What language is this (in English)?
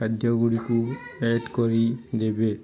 Odia